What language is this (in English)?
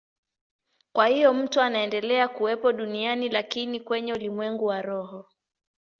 Swahili